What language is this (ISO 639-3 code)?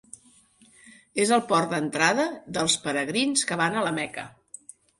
cat